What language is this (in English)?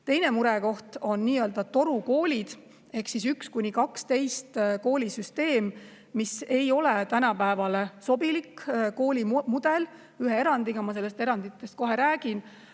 Estonian